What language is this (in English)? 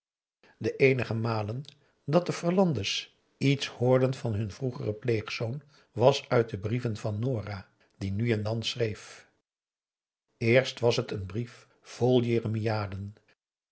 Dutch